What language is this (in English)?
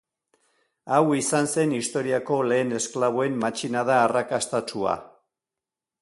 Basque